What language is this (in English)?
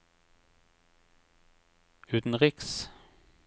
Norwegian